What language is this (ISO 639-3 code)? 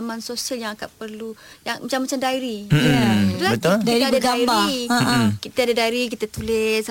msa